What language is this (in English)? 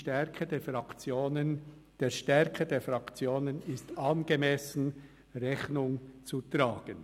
Swiss German